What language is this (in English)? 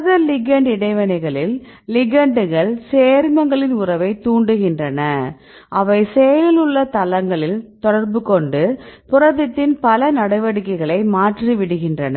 Tamil